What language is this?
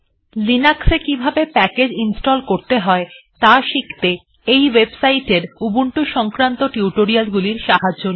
Bangla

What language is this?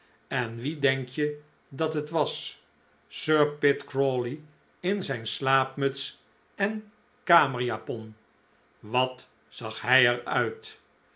Dutch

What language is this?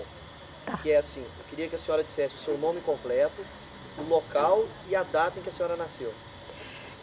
Portuguese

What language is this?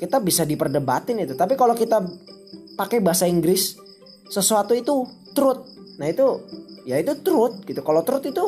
Indonesian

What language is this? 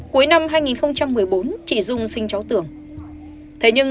Vietnamese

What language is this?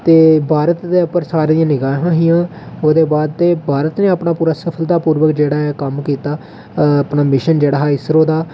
Dogri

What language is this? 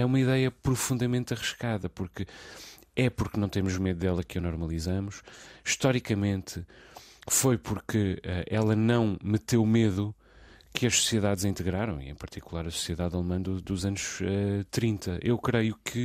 Portuguese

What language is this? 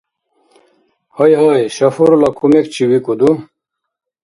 Dargwa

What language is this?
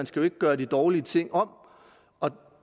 Danish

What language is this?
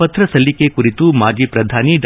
Kannada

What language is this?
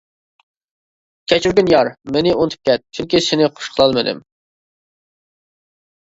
Uyghur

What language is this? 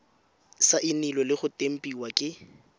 Tswana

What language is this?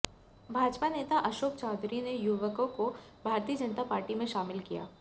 Hindi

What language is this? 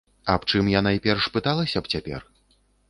Belarusian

